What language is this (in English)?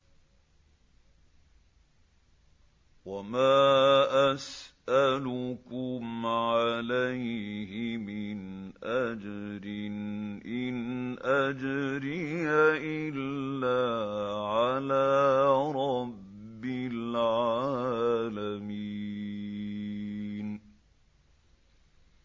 Arabic